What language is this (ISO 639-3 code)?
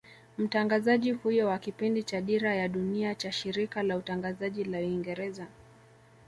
swa